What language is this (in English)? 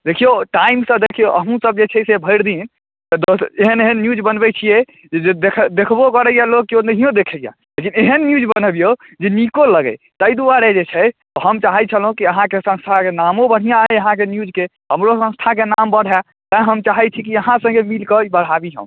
Maithili